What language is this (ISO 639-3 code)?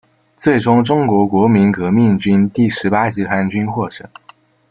zho